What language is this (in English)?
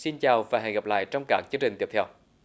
Vietnamese